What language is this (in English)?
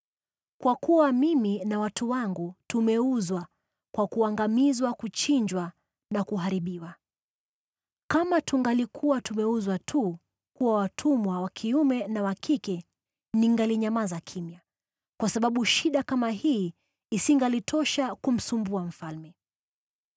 Swahili